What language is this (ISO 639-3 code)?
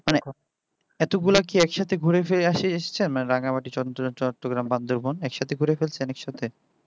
ben